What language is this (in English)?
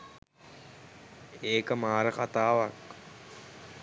Sinhala